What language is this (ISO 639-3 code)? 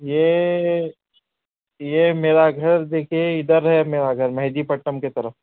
urd